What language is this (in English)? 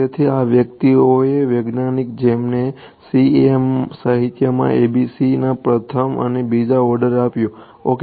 Gujarati